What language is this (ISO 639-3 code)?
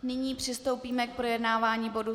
ces